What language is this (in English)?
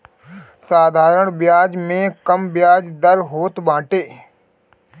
Bhojpuri